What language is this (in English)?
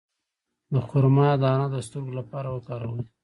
Pashto